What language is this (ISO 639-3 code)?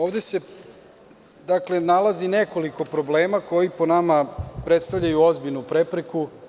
srp